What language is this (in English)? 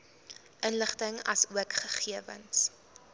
Afrikaans